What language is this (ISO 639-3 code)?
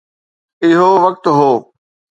snd